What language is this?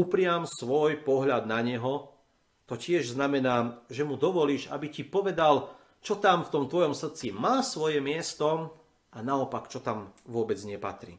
Slovak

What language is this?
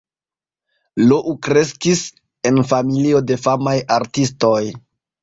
Esperanto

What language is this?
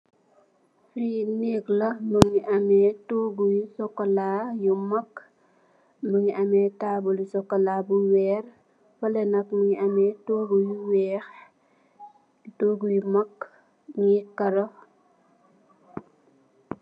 Wolof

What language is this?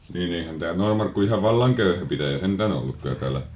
Finnish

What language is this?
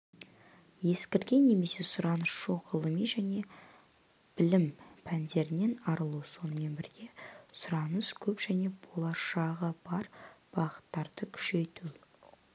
Kazakh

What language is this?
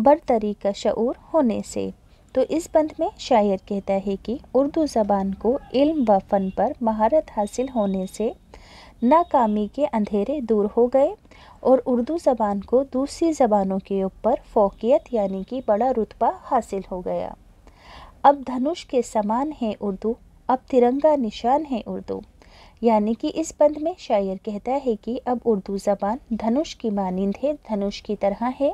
Hindi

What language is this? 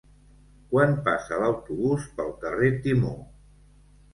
Catalan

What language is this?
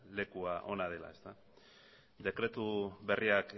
Basque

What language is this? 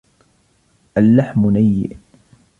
Arabic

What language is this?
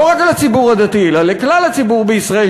Hebrew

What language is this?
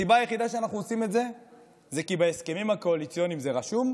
Hebrew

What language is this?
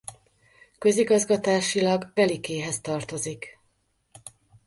Hungarian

